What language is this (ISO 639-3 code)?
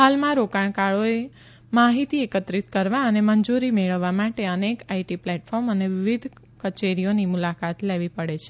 guj